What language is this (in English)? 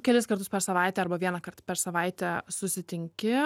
Lithuanian